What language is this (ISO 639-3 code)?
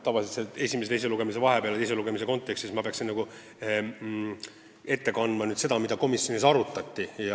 est